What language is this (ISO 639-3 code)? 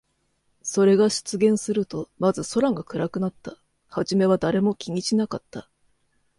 jpn